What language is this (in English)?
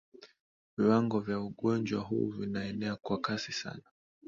Swahili